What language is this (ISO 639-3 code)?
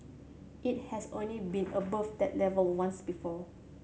eng